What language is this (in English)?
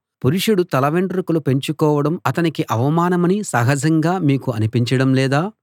Telugu